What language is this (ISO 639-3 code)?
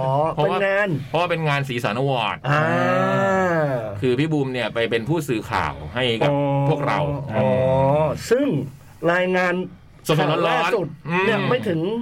tha